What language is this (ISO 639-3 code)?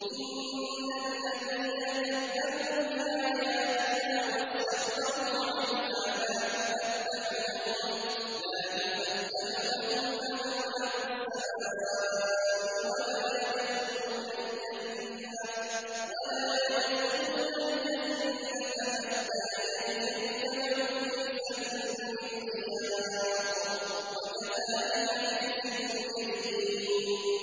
ara